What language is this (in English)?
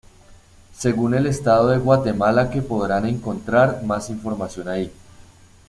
Spanish